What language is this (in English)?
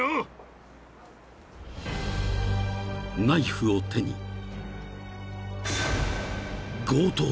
Japanese